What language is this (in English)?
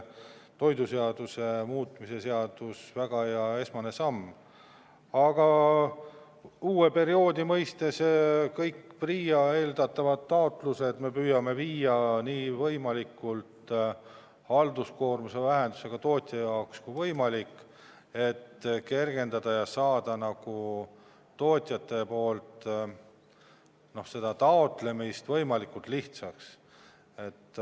Estonian